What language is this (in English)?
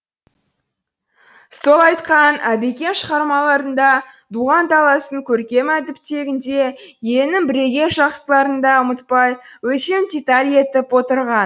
Kazakh